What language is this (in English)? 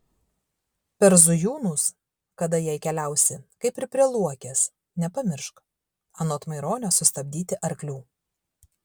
Lithuanian